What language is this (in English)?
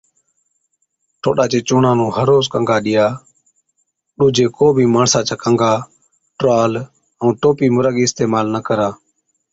Od